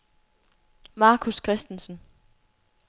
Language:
Danish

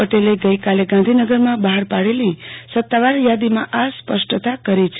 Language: Gujarati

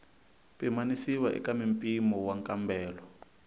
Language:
Tsonga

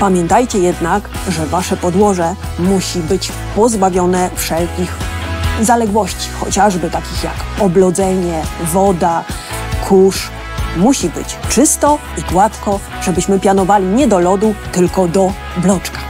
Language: Polish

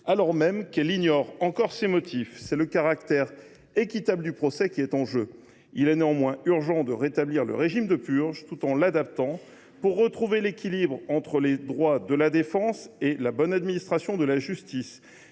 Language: French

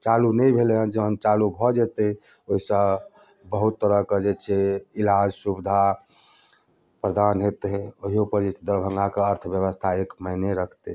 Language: Maithili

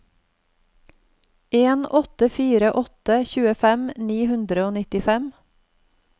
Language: Norwegian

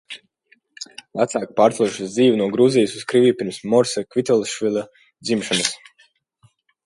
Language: Latvian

